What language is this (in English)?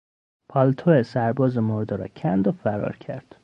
Persian